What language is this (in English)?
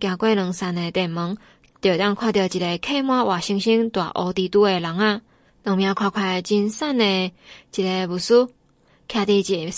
Chinese